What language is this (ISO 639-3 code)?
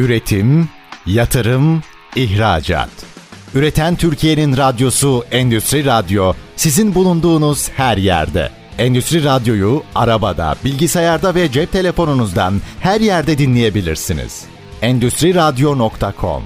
tur